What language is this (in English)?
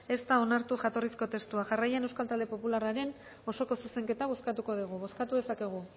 Basque